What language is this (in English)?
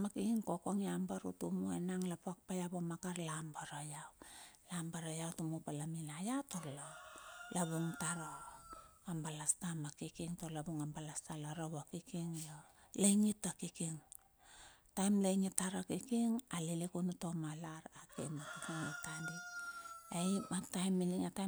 Bilur